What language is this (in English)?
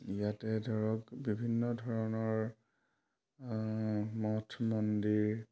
Assamese